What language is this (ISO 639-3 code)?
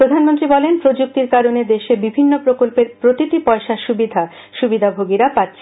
ben